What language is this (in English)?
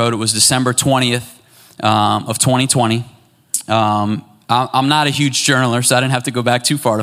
English